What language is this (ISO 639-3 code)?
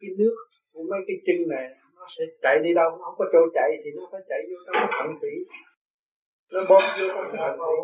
vie